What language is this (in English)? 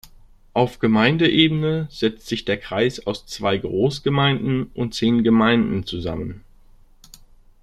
German